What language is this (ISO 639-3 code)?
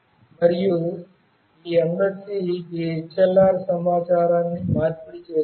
tel